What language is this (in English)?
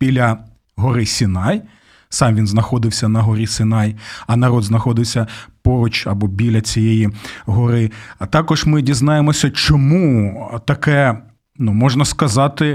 Ukrainian